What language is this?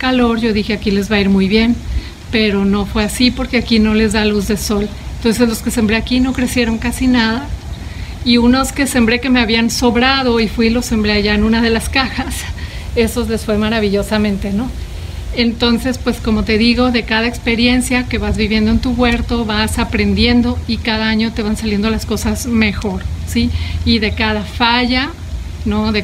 Spanish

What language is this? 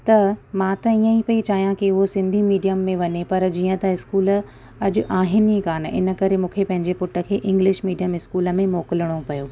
Sindhi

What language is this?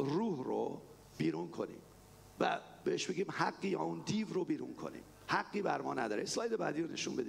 Persian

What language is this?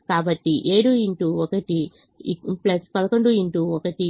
Telugu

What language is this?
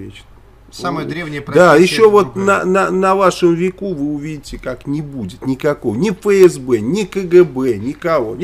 Russian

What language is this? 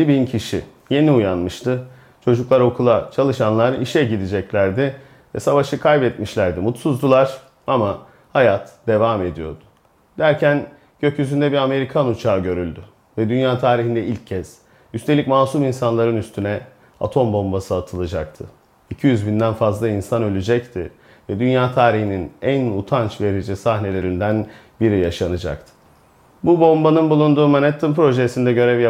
Turkish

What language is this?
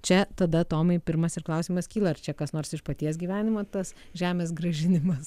Lithuanian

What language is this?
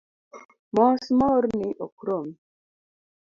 Luo (Kenya and Tanzania)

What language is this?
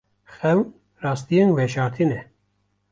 Kurdish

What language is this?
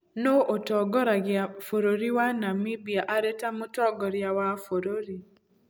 Kikuyu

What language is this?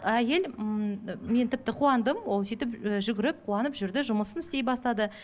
Kazakh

